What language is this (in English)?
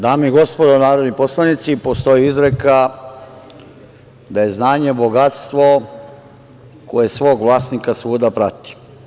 Serbian